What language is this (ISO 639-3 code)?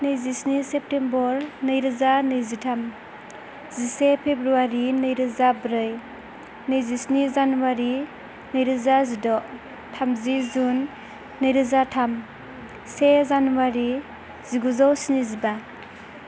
brx